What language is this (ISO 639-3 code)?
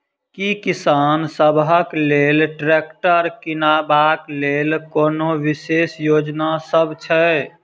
mai